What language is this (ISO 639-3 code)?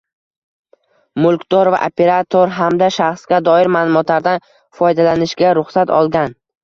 uzb